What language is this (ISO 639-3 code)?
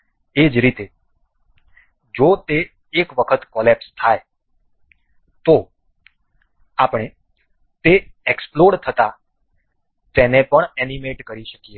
guj